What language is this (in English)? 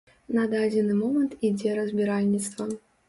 Belarusian